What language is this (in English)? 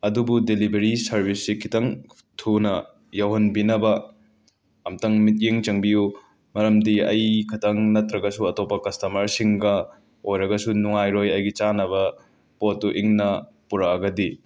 Manipuri